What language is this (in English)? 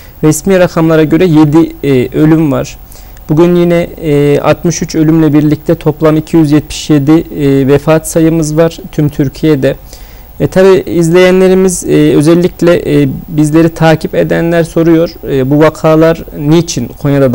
Turkish